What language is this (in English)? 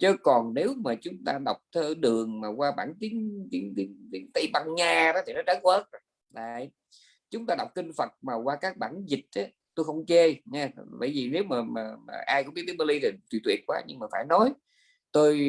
Vietnamese